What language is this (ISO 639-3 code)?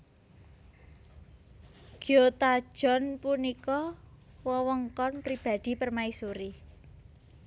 jav